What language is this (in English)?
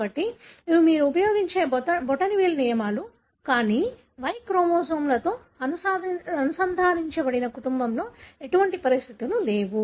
Telugu